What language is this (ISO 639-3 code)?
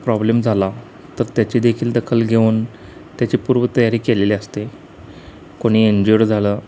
mar